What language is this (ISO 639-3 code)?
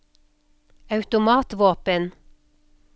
nor